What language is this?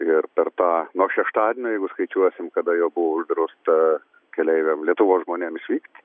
Lithuanian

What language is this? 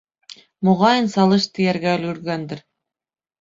Bashkir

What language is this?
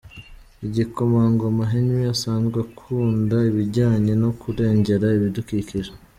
Kinyarwanda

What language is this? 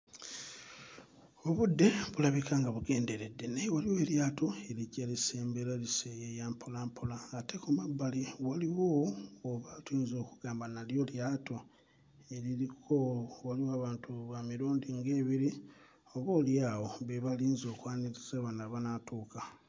Ganda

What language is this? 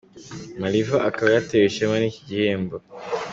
Kinyarwanda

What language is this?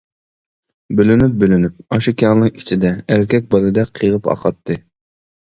Uyghur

